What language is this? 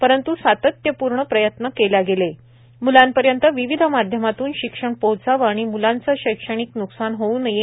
Marathi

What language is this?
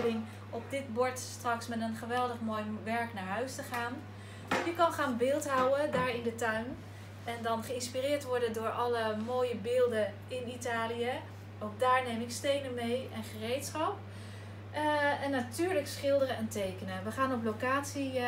Dutch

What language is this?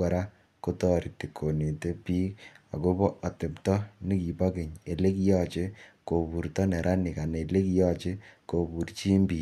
Kalenjin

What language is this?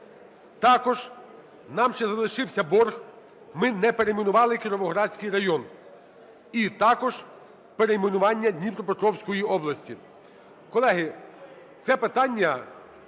Ukrainian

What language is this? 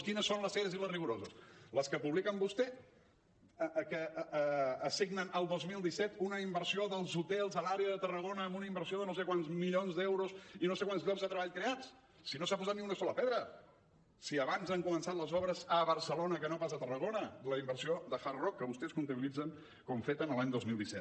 Catalan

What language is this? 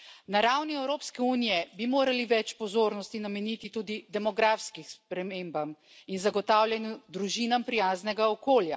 Slovenian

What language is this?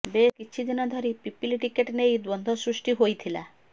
Odia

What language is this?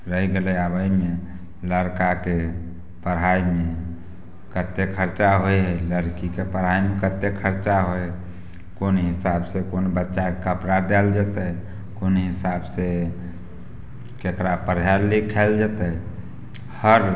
Maithili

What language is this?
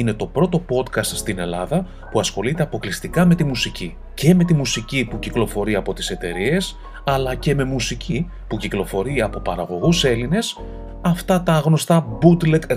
Greek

